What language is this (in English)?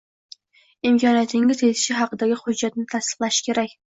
Uzbek